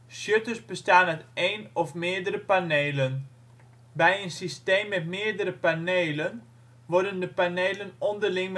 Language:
Dutch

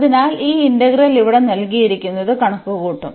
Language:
Malayalam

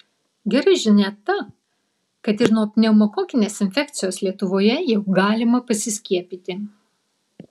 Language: Lithuanian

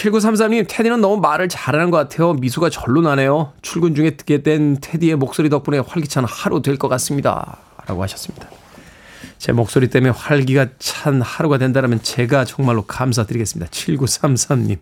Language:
Korean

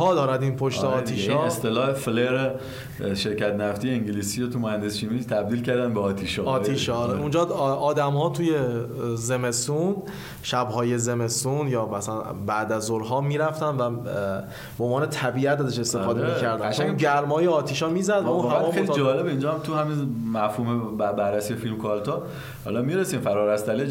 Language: Persian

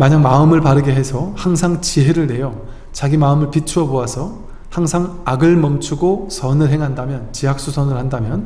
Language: Korean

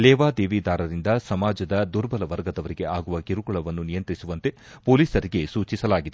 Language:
Kannada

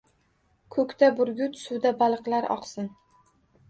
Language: Uzbek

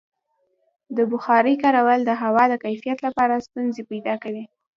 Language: Pashto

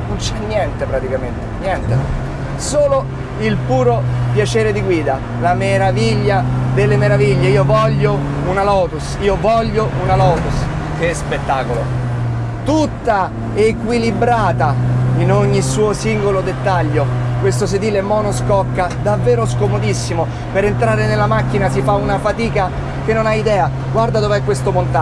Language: Italian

